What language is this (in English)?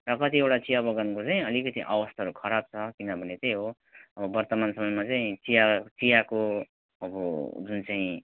Nepali